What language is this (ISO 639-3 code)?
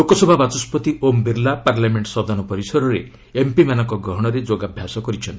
ori